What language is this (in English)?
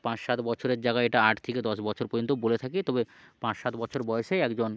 Bangla